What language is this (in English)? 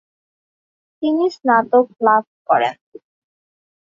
Bangla